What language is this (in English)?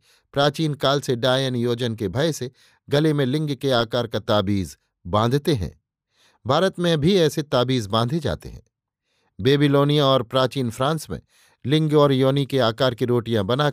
Hindi